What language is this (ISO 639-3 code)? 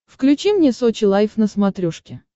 rus